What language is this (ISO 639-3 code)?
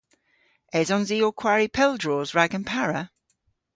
cor